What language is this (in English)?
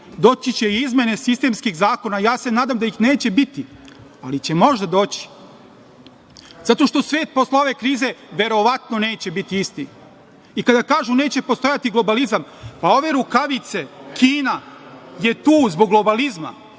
Serbian